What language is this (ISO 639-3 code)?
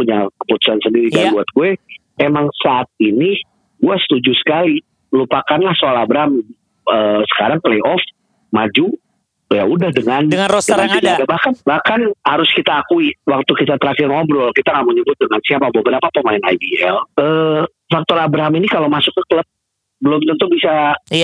ind